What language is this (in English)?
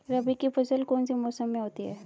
Hindi